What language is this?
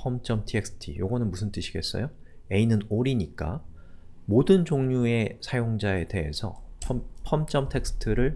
Korean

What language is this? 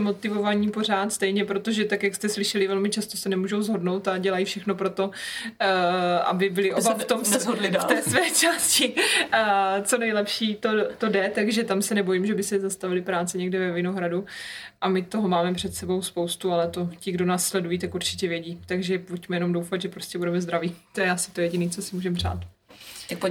Czech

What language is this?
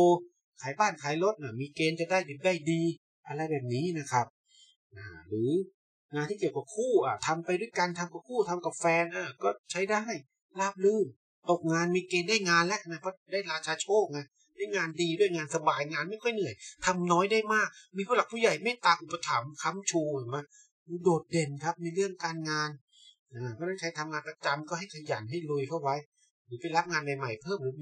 Thai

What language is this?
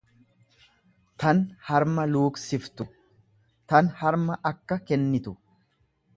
Oromo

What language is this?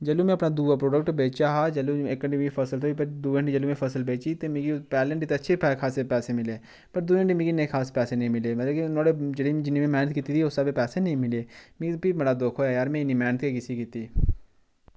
Dogri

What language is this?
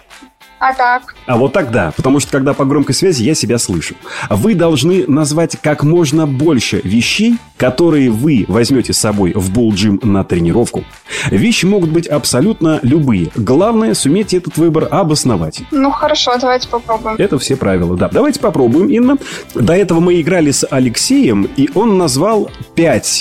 Russian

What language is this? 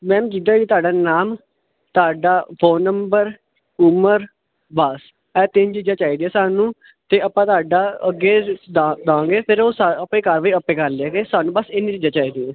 Punjabi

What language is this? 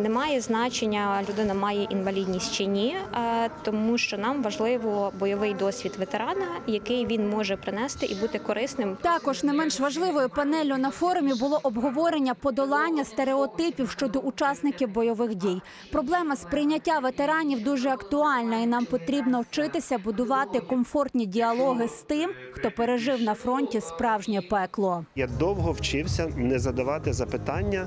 Ukrainian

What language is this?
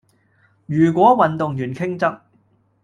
Cantonese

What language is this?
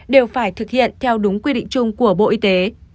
Vietnamese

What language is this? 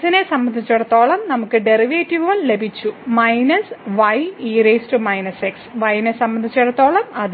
Malayalam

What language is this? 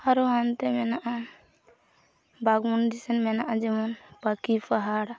Santali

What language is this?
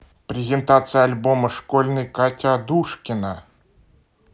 Russian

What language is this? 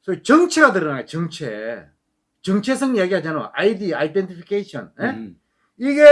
Korean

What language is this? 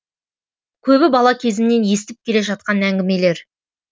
Kazakh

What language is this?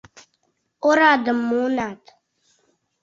Mari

